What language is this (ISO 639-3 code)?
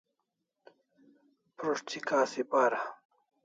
kls